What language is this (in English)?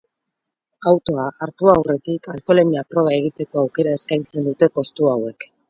Basque